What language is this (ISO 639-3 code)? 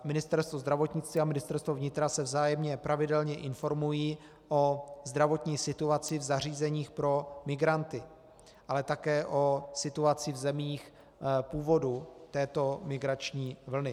ces